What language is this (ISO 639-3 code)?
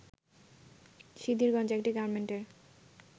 ben